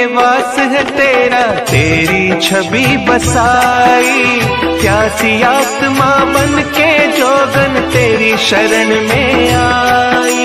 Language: Hindi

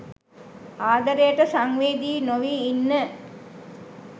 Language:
Sinhala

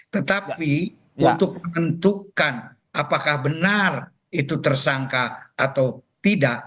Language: Indonesian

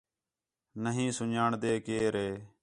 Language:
Khetrani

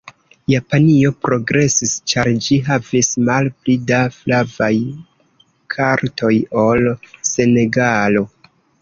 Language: Esperanto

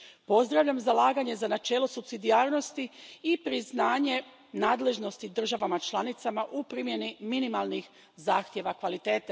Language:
Croatian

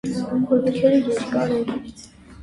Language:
Armenian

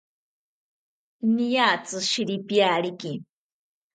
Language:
South Ucayali Ashéninka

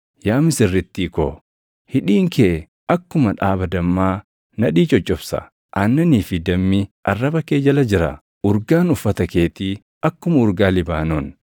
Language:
Oromo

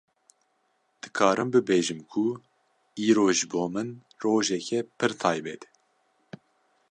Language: Kurdish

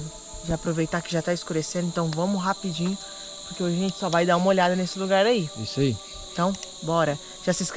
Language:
Portuguese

